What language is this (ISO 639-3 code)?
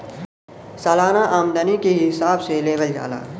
bho